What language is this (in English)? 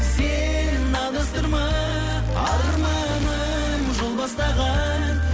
Kazakh